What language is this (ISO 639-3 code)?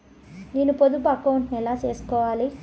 tel